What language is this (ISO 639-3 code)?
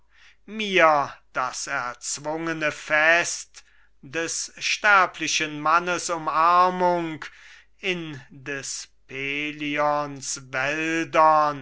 deu